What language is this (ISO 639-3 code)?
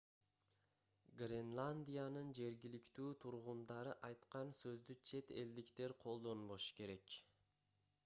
kir